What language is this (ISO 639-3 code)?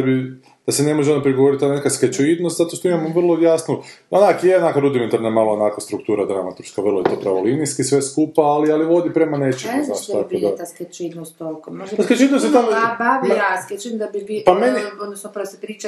hrv